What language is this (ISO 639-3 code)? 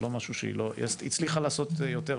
heb